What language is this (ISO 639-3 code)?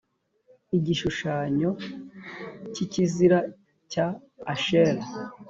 kin